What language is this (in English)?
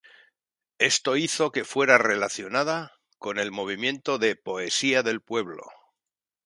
Spanish